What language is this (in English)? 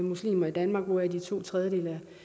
Danish